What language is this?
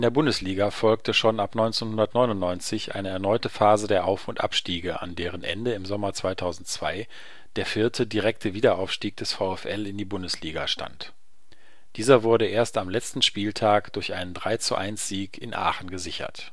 German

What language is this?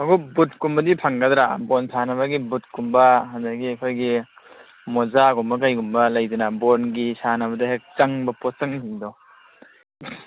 Manipuri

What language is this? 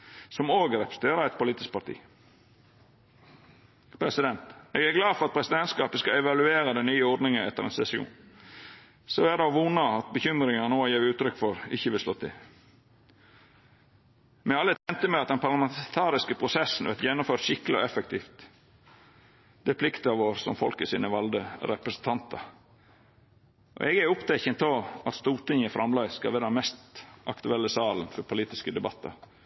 Norwegian Nynorsk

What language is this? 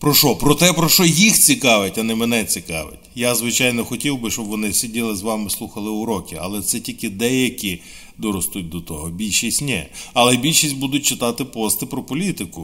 Ukrainian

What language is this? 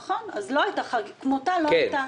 Hebrew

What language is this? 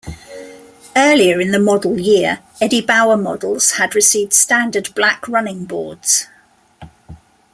English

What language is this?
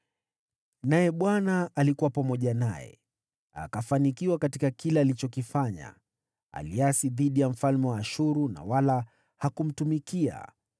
Swahili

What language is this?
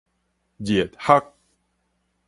Min Nan Chinese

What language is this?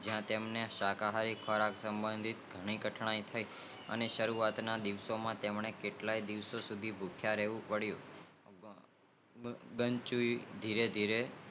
Gujarati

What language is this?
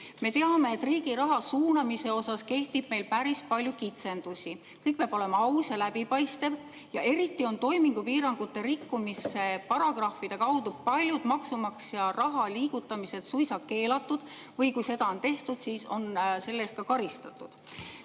Estonian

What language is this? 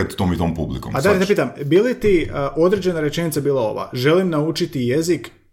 Croatian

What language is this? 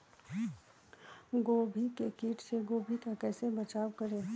Magahi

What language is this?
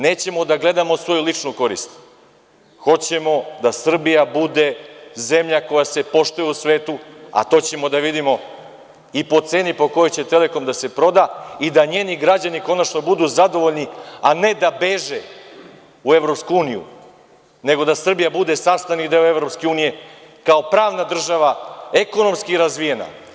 Serbian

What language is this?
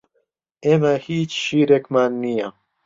Central Kurdish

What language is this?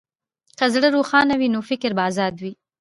Pashto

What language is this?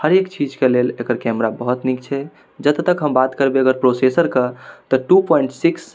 Maithili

